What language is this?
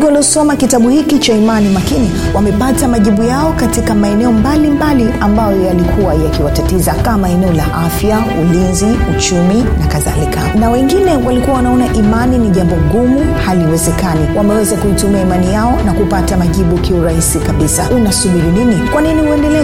Swahili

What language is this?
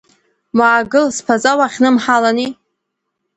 Abkhazian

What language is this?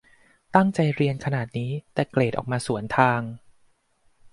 Thai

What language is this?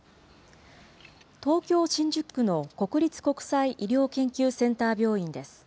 Japanese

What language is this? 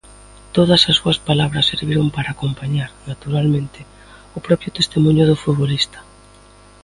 Galician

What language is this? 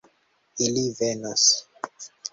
Esperanto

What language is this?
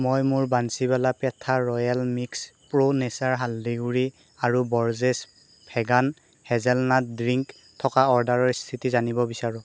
Assamese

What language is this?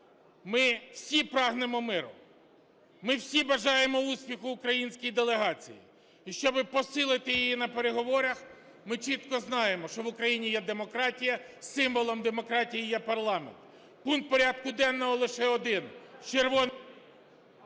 Ukrainian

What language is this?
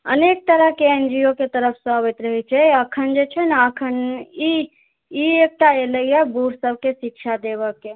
Maithili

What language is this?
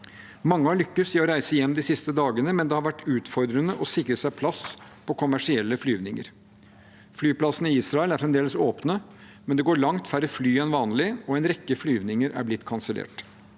Norwegian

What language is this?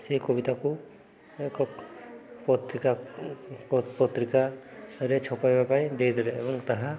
Odia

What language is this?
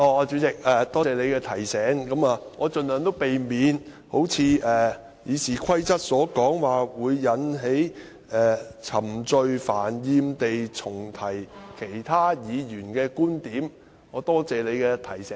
Cantonese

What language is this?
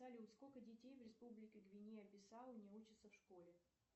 Russian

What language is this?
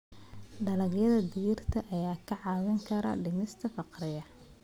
Somali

